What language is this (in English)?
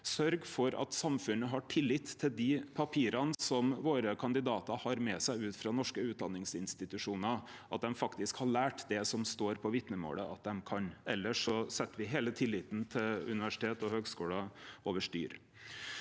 Norwegian